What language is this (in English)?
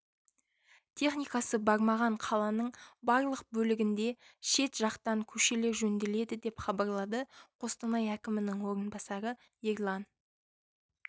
Kazakh